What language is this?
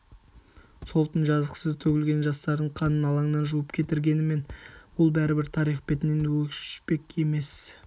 Kazakh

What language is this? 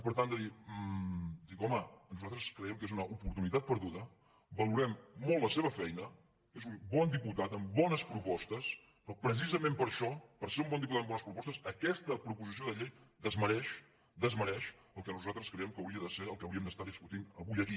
Catalan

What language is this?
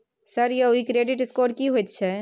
Maithili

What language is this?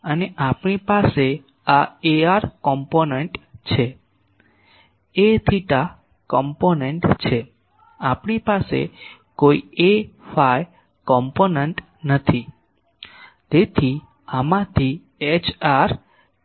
Gujarati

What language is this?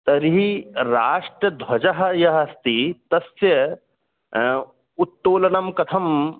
Sanskrit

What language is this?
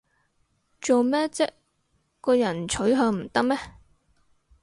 Cantonese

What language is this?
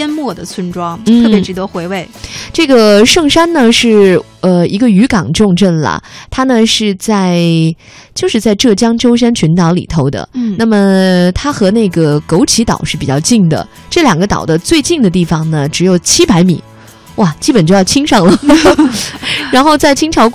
Chinese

